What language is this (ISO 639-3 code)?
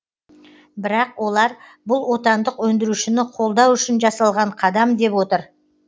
kaz